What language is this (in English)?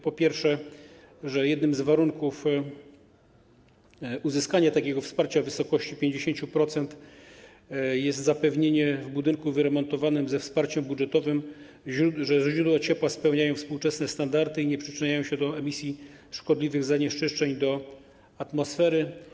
Polish